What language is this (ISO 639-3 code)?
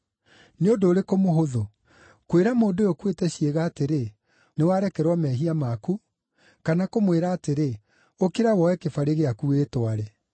kik